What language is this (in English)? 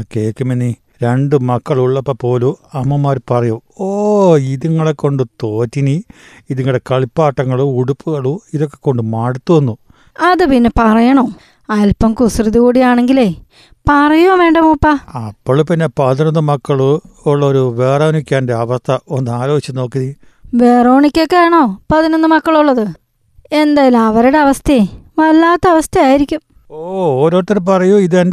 Malayalam